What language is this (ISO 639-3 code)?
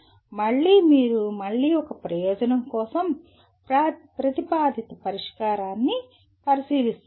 tel